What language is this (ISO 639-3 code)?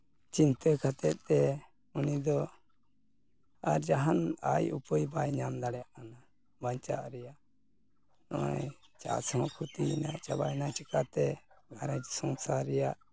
sat